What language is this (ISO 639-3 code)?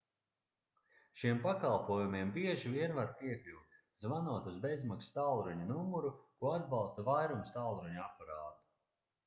lav